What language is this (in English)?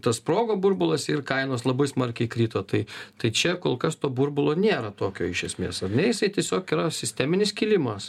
Lithuanian